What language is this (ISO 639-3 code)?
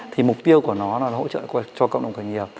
vie